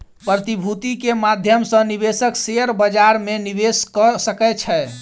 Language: Maithili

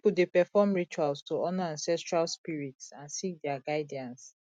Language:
Nigerian Pidgin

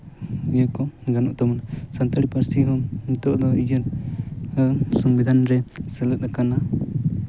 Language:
Santali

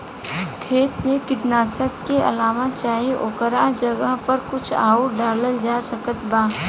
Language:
Bhojpuri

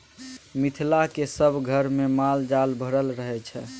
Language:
Maithili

